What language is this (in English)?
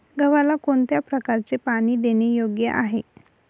Marathi